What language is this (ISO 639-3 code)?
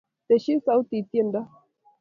kln